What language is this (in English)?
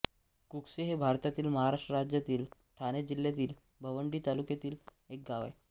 Marathi